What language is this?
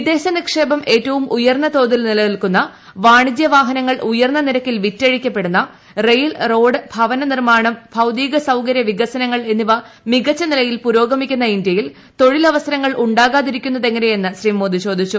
Malayalam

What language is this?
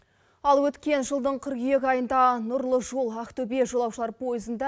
Kazakh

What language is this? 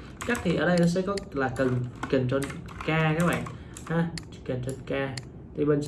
Vietnamese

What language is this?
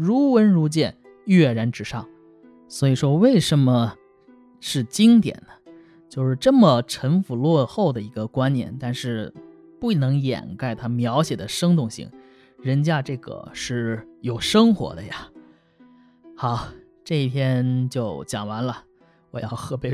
Chinese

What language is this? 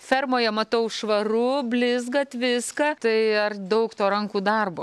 Lithuanian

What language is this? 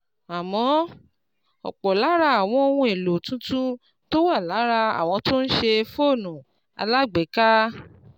Yoruba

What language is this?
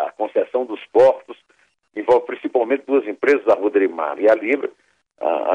Portuguese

